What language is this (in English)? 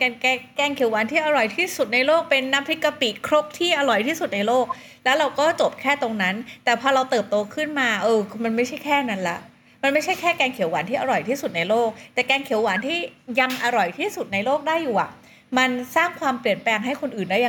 Thai